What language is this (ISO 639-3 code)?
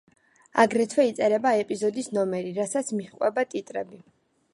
kat